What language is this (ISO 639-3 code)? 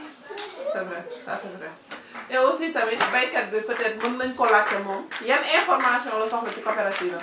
wol